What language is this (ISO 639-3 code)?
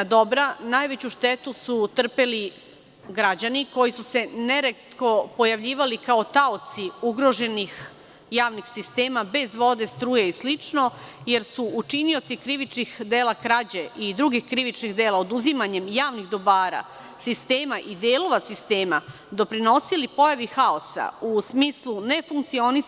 srp